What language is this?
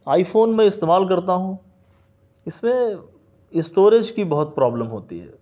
Urdu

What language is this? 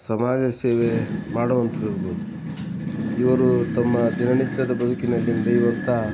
Kannada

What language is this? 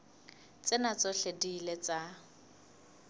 Southern Sotho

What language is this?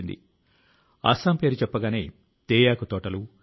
Telugu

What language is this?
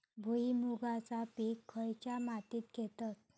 Marathi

